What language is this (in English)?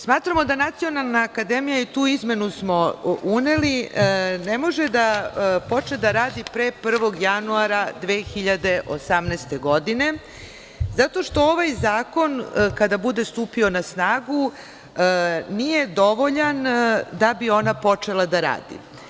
Serbian